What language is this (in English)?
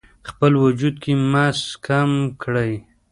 Pashto